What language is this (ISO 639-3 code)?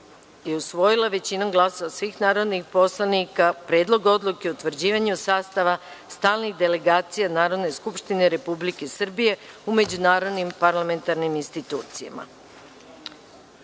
srp